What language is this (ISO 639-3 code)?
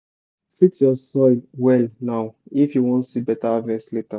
pcm